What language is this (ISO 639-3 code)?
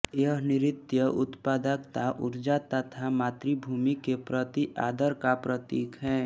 hin